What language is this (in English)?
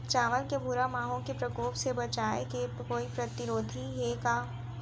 Chhattisgarhi